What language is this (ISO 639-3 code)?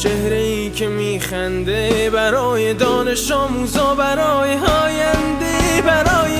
fas